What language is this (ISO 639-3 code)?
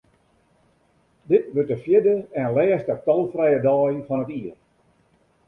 fry